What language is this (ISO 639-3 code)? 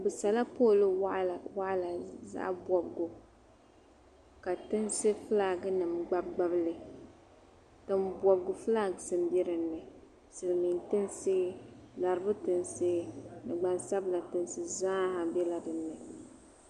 dag